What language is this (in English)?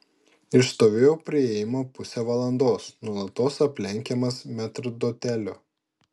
Lithuanian